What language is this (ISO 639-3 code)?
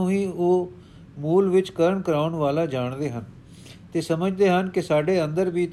pan